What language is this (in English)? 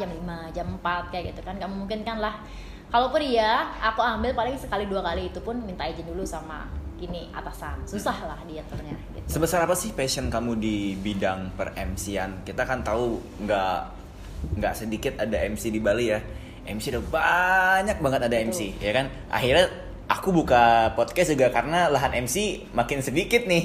Indonesian